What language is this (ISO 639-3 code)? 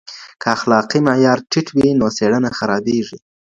pus